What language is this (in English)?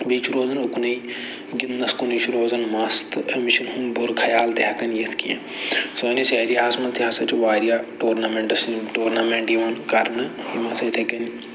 Kashmiri